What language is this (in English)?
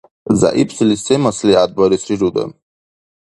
Dargwa